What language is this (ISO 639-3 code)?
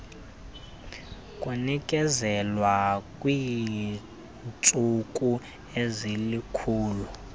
xho